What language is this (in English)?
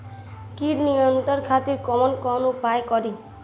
Bhojpuri